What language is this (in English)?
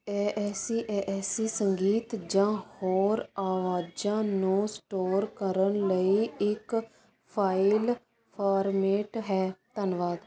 Punjabi